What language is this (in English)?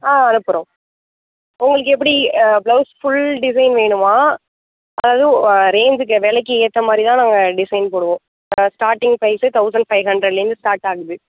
Tamil